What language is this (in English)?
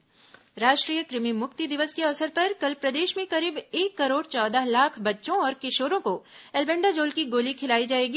Hindi